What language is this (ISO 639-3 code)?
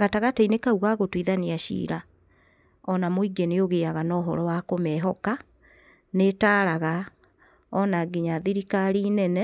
kik